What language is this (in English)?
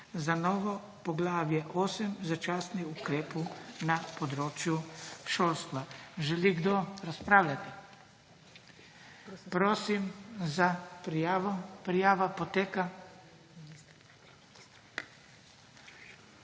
Slovenian